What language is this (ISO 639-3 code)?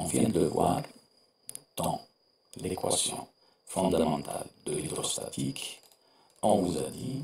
fra